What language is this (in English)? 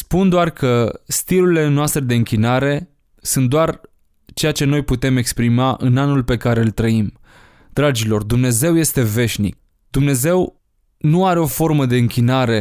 Romanian